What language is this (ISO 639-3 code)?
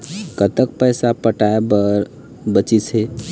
hne